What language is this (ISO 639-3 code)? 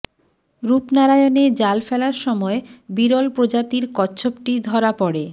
ben